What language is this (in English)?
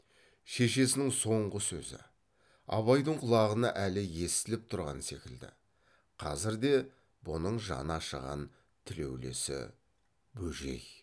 Kazakh